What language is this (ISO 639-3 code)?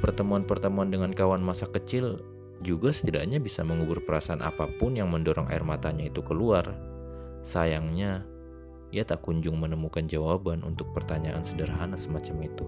ind